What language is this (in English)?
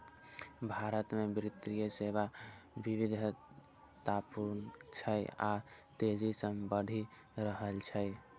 Maithili